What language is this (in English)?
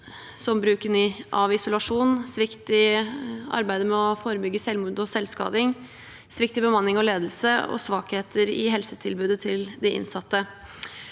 Norwegian